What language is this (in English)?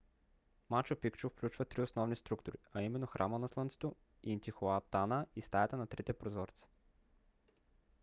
Bulgarian